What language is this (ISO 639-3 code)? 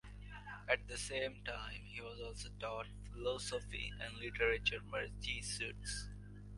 eng